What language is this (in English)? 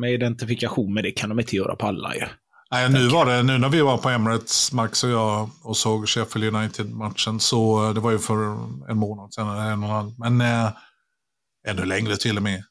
Swedish